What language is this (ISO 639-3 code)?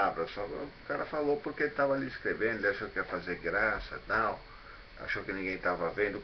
por